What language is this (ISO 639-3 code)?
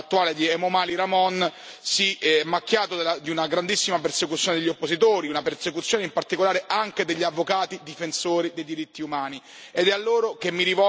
ita